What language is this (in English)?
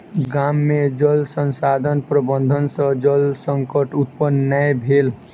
Maithili